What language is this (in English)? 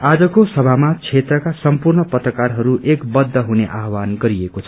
Nepali